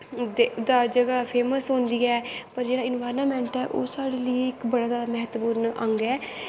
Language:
Dogri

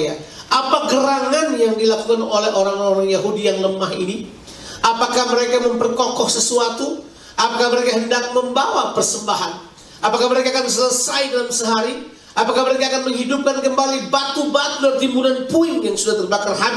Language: Indonesian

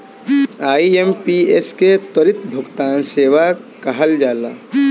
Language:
Bhojpuri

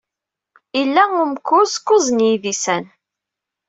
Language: Kabyle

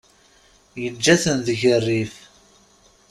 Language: Kabyle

